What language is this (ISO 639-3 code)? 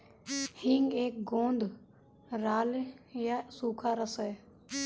hin